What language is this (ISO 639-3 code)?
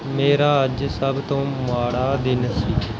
pan